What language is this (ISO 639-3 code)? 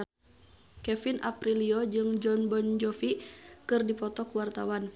sun